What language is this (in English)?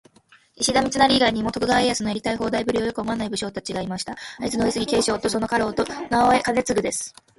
Japanese